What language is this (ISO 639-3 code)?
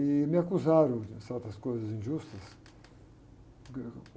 por